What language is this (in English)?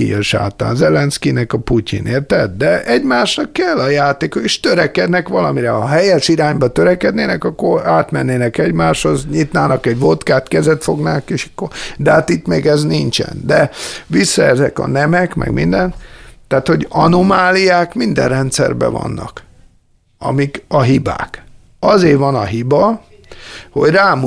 Hungarian